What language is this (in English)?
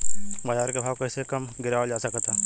Bhojpuri